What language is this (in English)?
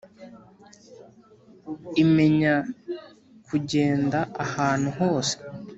Kinyarwanda